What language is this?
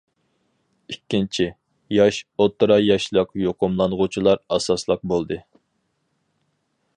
Uyghur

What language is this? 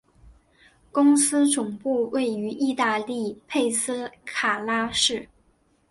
Chinese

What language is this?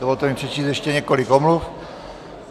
Czech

